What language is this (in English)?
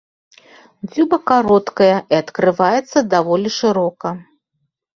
Belarusian